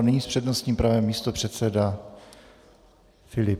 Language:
Czech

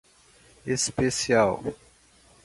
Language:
Portuguese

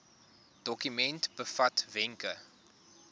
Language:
Afrikaans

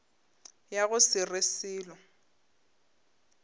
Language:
Northern Sotho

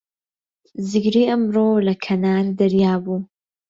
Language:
Central Kurdish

